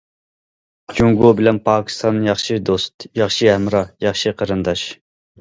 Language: Uyghur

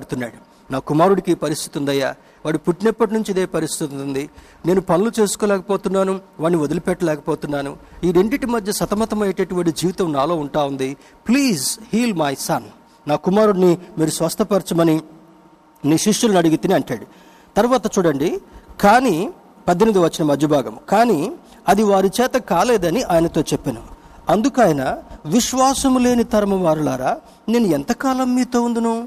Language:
Telugu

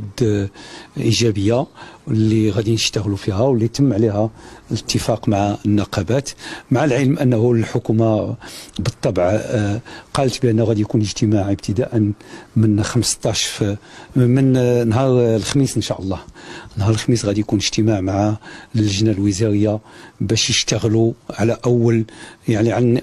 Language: Arabic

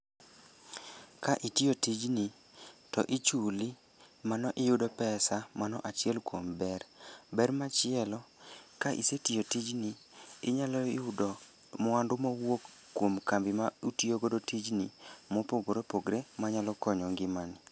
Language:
Luo (Kenya and Tanzania)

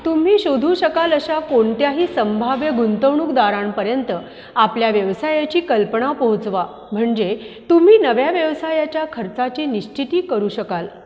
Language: Marathi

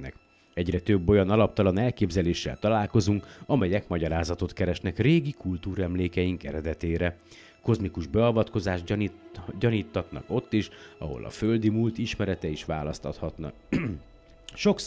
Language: Hungarian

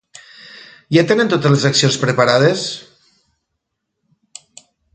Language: Catalan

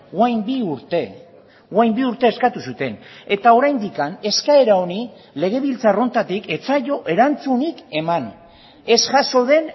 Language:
Basque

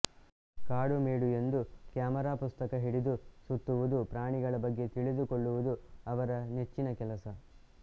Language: Kannada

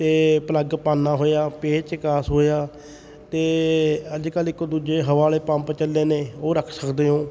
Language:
Punjabi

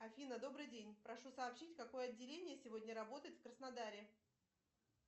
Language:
Russian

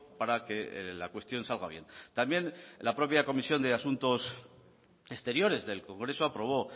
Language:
Spanish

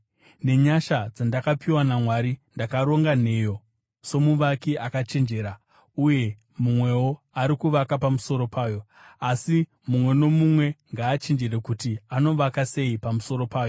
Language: Shona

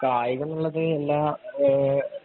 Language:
Malayalam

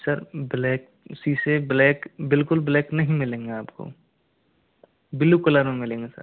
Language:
Hindi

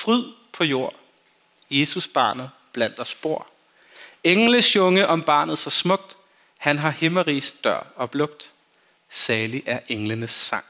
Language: Danish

